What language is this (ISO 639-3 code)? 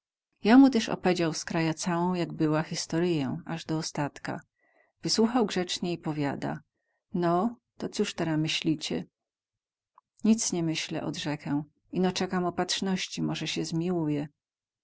pol